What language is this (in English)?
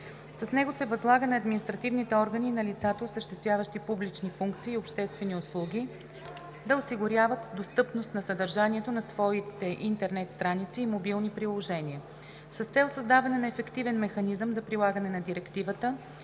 Bulgarian